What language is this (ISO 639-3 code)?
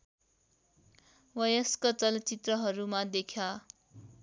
nep